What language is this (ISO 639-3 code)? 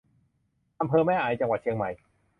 tha